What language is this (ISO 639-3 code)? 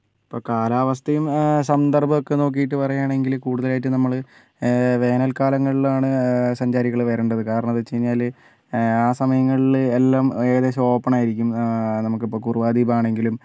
mal